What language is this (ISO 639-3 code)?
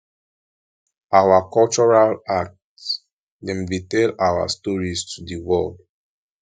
pcm